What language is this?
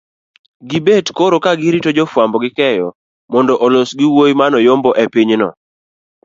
Luo (Kenya and Tanzania)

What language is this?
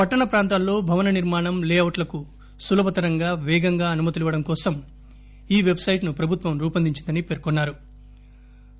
Telugu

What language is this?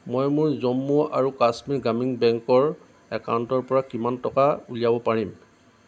Assamese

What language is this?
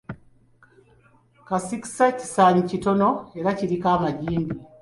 Ganda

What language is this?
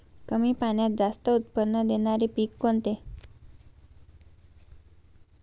Marathi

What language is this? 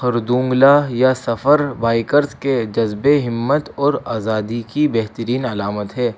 Urdu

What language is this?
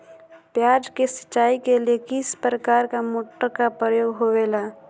Magahi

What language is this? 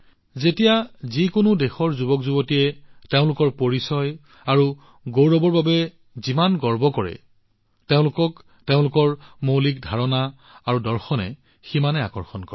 Assamese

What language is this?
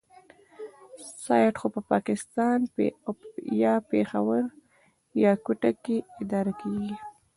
Pashto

